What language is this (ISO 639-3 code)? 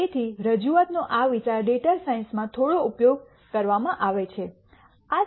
guj